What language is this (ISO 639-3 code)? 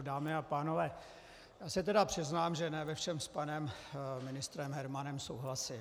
ces